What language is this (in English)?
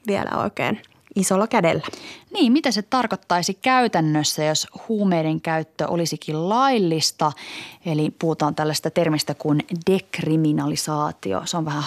Finnish